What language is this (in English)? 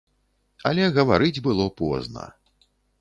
Belarusian